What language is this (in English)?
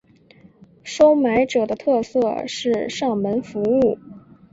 Chinese